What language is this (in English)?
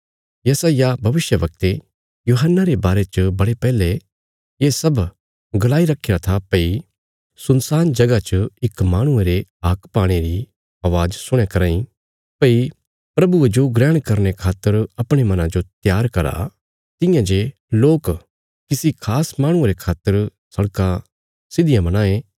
Bilaspuri